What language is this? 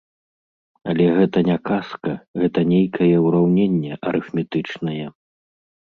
Belarusian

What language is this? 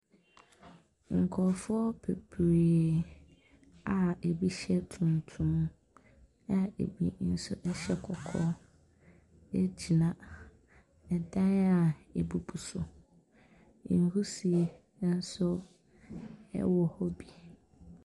Akan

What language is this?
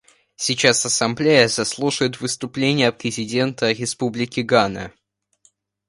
Russian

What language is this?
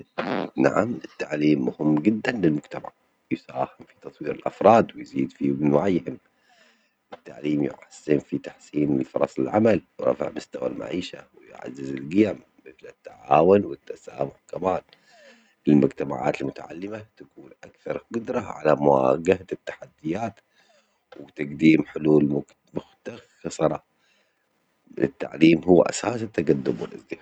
Omani Arabic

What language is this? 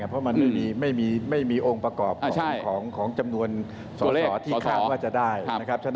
Thai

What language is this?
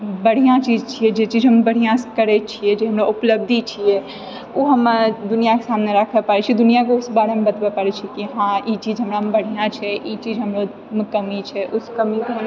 Maithili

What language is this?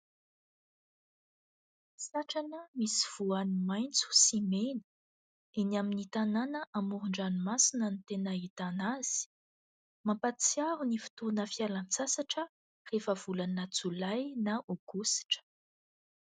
Malagasy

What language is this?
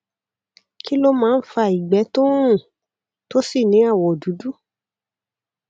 Yoruba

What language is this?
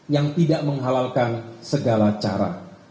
Indonesian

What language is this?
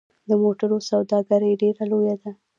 Pashto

